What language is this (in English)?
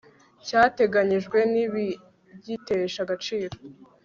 Kinyarwanda